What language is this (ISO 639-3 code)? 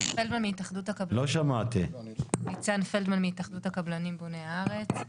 heb